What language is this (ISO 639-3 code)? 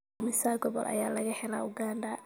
som